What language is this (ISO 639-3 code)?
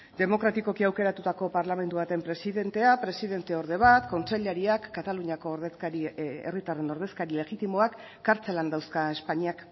eus